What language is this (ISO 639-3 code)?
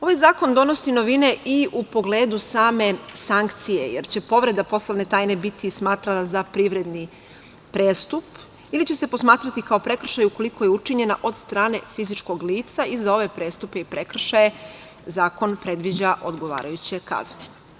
srp